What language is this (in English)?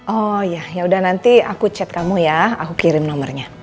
Indonesian